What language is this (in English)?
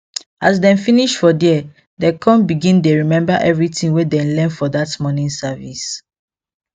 Nigerian Pidgin